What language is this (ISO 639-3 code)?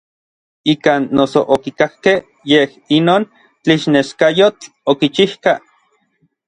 nlv